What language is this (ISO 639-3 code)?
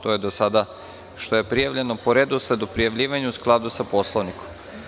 srp